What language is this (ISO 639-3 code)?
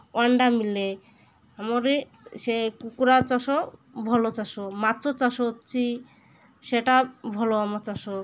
ori